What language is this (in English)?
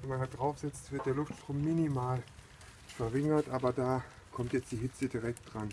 German